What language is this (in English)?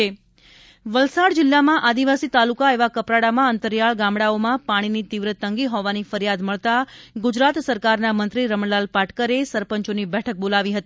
Gujarati